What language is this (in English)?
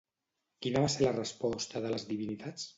Catalan